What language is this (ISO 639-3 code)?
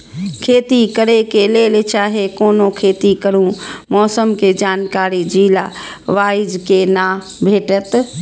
mai